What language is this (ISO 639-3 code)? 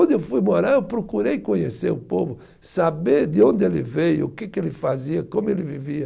por